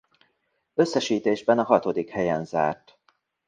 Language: Hungarian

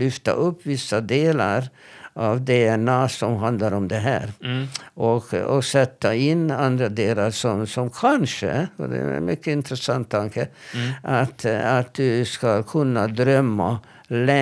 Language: Swedish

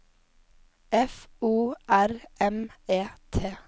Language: Norwegian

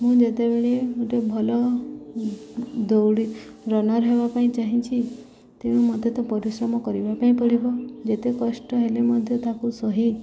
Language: Odia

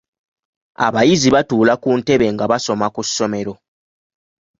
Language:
Ganda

